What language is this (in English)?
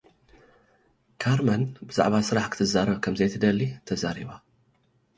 Tigrinya